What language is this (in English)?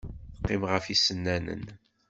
Kabyle